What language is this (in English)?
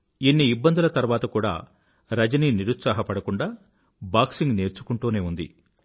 Telugu